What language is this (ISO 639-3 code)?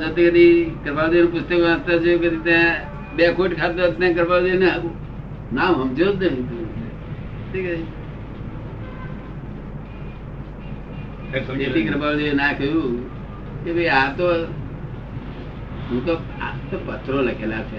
guj